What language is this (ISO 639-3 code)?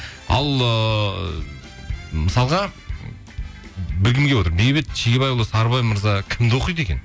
kaz